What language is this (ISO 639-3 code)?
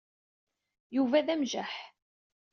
kab